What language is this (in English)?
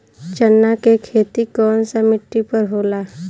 Bhojpuri